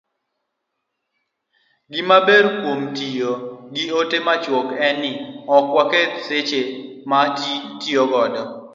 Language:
Luo (Kenya and Tanzania)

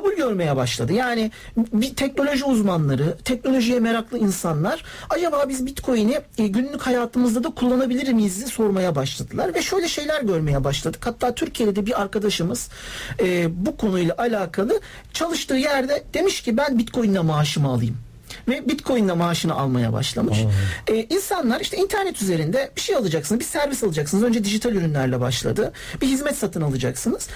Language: Turkish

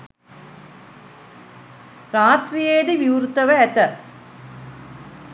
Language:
Sinhala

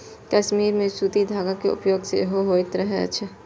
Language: Maithili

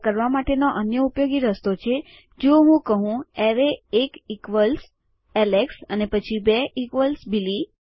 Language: Gujarati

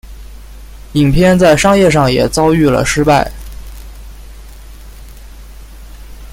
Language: Chinese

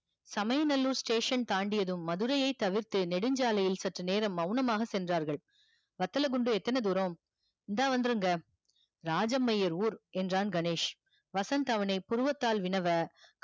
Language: Tamil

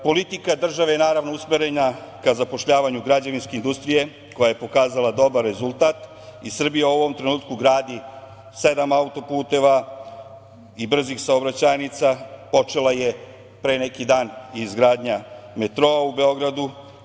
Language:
Serbian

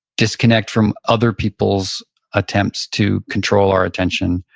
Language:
English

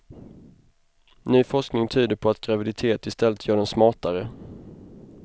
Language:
Swedish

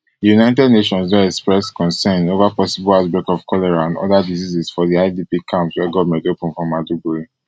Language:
Nigerian Pidgin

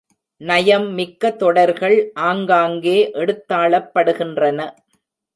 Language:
Tamil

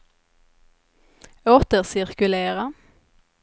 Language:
Swedish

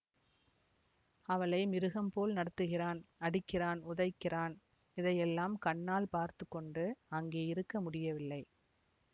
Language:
Tamil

